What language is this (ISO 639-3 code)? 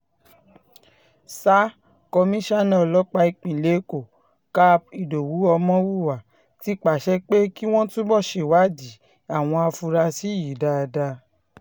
yor